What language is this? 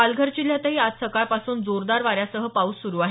Marathi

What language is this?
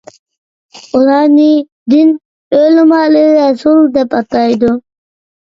Uyghur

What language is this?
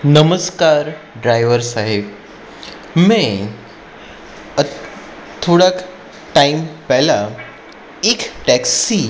Gujarati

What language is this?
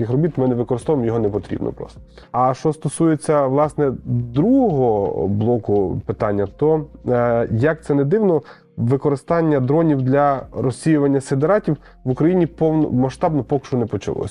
Ukrainian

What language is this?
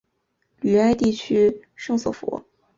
Chinese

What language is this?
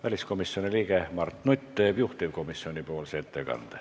Estonian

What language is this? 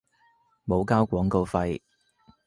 Cantonese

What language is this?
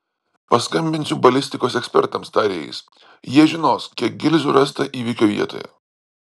Lithuanian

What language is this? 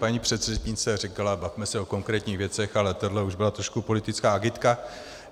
Czech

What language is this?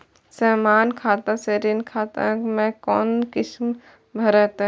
Maithili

